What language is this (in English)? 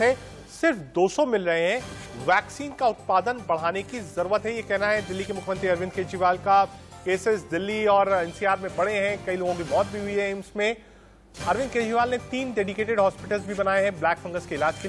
Hindi